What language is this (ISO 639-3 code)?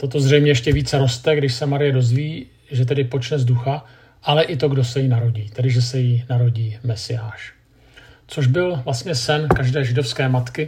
ces